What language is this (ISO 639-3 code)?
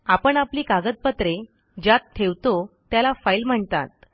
mar